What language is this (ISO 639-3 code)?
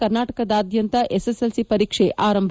kan